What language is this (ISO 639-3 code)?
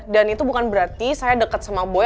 ind